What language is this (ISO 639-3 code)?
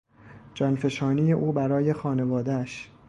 fas